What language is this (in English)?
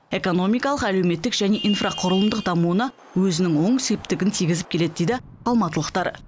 Kazakh